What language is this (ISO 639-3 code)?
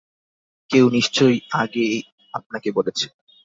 ben